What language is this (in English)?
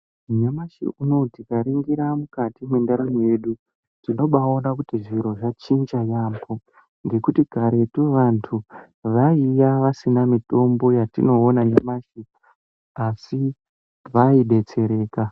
Ndau